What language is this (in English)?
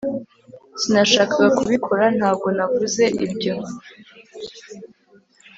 Kinyarwanda